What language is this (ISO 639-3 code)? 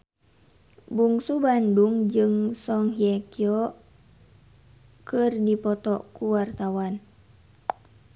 sun